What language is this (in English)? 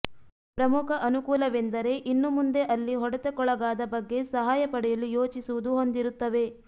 Kannada